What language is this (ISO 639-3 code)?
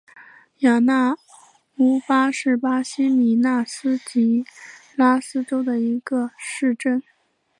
zho